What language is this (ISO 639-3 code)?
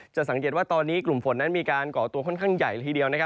tha